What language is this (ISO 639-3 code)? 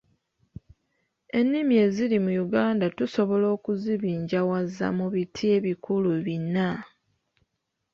lug